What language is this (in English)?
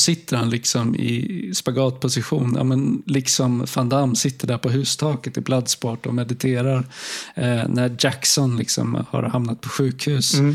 Swedish